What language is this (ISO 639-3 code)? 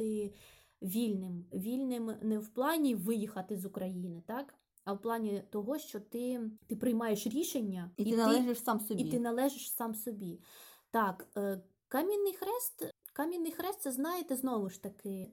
ukr